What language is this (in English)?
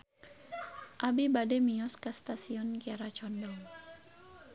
Sundanese